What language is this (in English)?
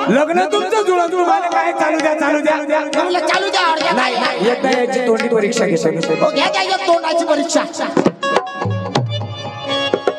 Indonesian